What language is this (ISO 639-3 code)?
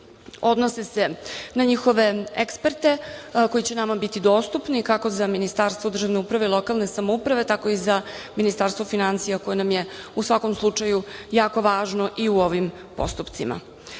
srp